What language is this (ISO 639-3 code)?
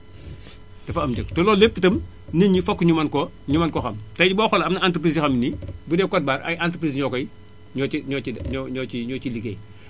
wol